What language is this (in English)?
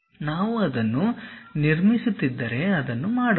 Kannada